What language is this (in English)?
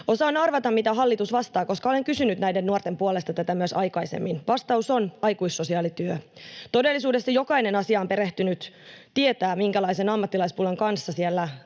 Finnish